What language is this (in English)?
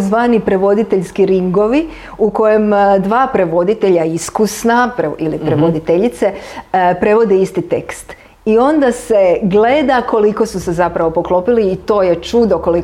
Croatian